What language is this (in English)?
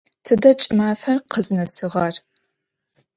Adyghe